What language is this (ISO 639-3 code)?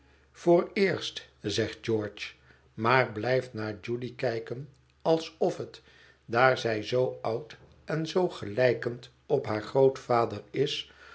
nld